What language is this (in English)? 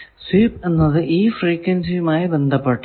Malayalam